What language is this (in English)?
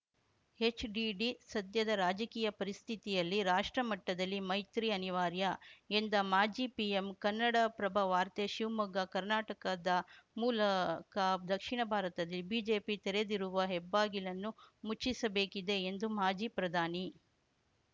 Kannada